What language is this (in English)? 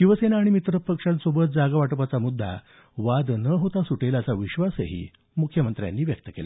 Marathi